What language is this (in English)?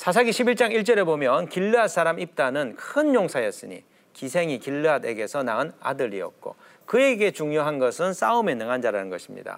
Korean